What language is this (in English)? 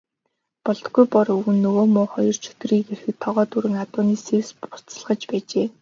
Mongolian